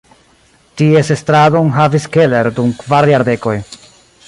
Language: Esperanto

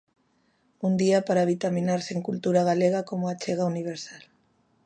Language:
Galician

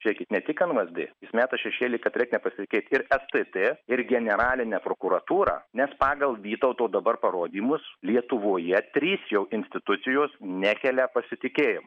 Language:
Lithuanian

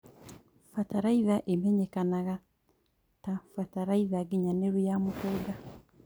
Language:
Kikuyu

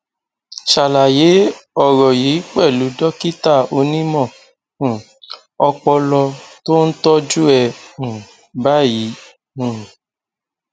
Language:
Yoruba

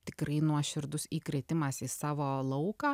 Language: Lithuanian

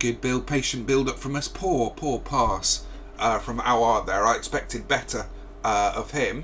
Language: English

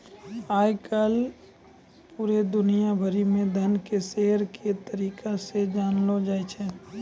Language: Maithili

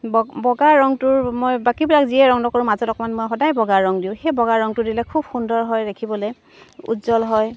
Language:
Assamese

